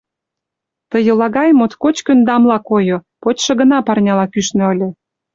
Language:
Mari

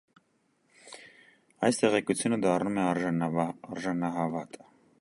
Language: Armenian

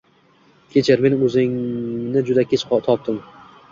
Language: Uzbek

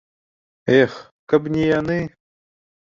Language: Belarusian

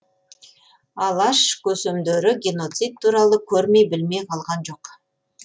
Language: Kazakh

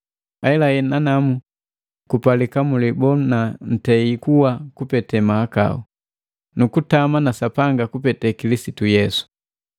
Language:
Matengo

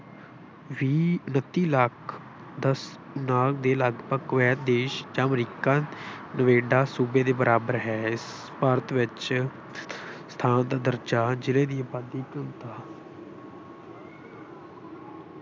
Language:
Punjabi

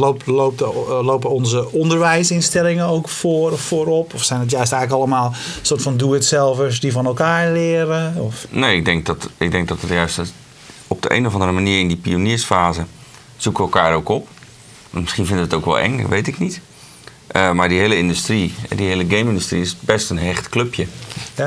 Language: Dutch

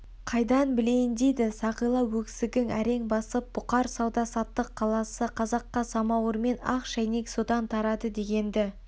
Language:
Kazakh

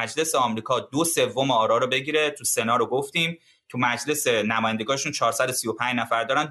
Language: Persian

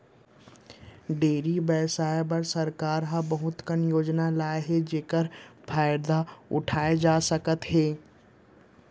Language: Chhattisgarhi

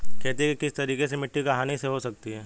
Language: Hindi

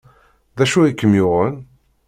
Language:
Kabyle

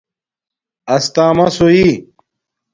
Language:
Domaaki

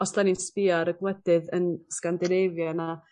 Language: Welsh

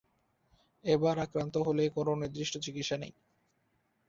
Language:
Bangla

